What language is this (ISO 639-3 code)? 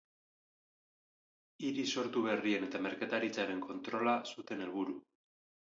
eus